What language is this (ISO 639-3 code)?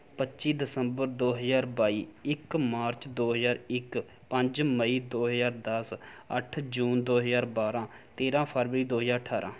pan